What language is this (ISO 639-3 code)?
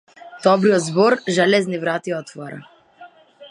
mkd